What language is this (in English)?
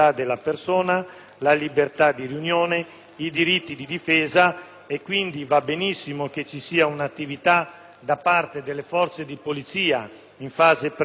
Italian